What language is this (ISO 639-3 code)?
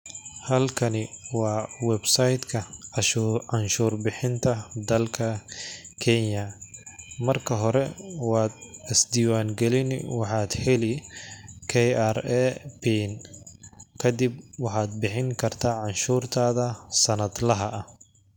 som